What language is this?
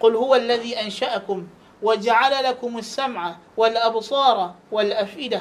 Malay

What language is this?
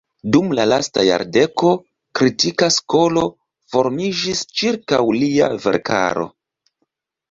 Esperanto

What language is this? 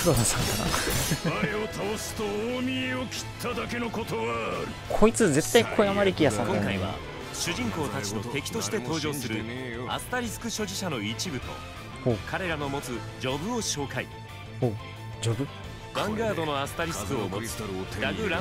Japanese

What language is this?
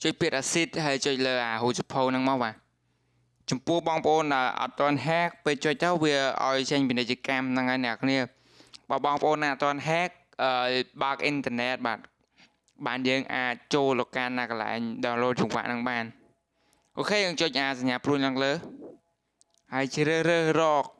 Vietnamese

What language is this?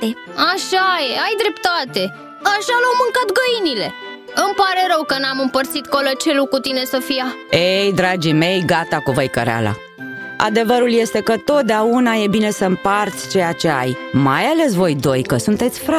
Romanian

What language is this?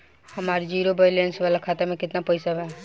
Bhojpuri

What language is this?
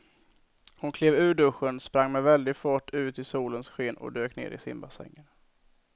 Swedish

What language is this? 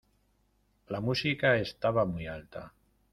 Spanish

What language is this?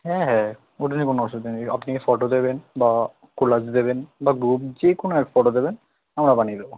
Bangla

